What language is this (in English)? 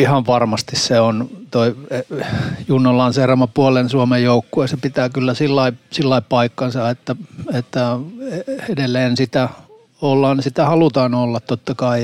Finnish